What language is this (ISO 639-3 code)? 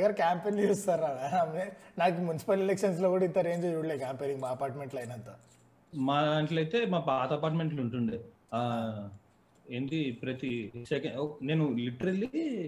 tel